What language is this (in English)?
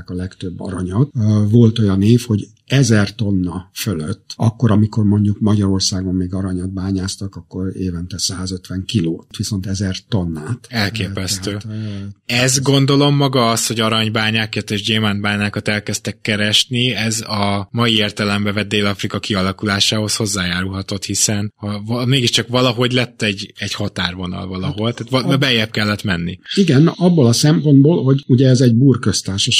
Hungarian